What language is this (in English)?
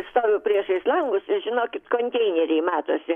Lithuanian